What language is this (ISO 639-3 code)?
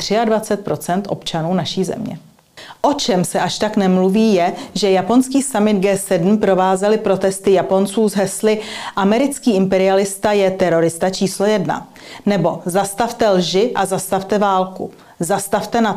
ces